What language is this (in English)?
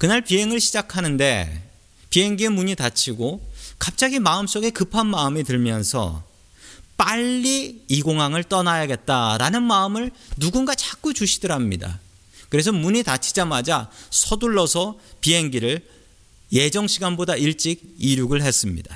Korean